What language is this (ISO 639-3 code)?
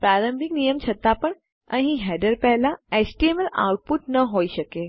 guj